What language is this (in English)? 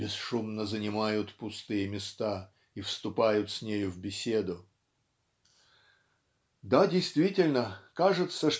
Russian